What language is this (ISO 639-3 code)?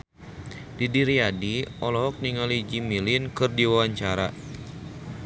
sun